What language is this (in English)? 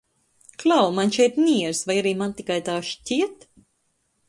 Latvian